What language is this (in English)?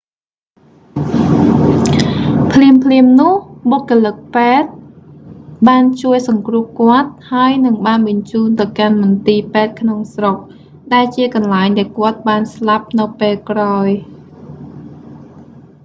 Khmer